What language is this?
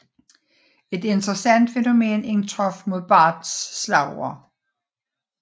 Danish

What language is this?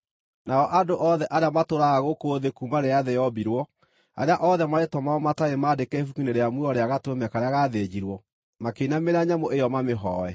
Kikuyu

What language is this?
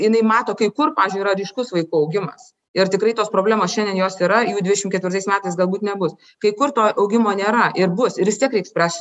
Lithuanian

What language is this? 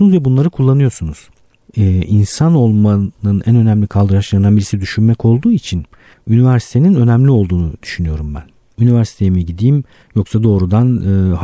Turkish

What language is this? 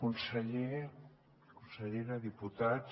Catalan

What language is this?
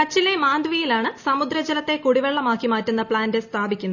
Malayalam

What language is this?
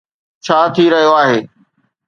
Sindhi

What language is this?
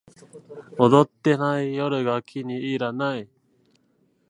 Japanese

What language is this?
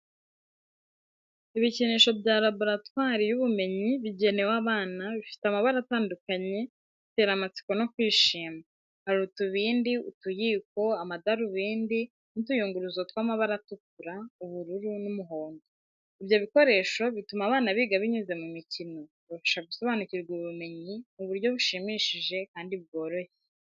Kinyarwanda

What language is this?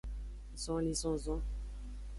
Aja (Benin)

